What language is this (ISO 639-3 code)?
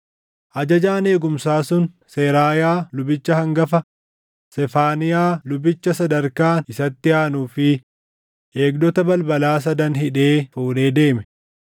orm